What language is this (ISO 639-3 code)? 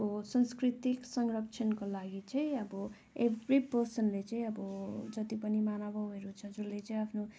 nep